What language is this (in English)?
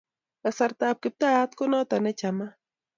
Kalenjin